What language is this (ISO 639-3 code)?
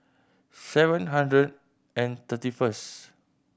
eng